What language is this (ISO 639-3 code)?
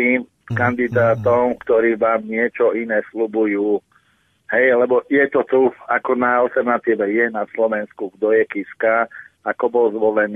ces